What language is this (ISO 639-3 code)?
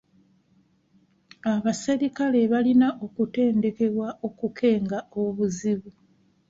lug